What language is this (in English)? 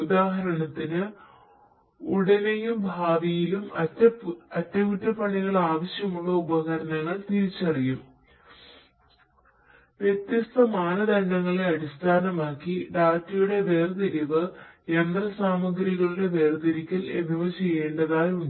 Malayalam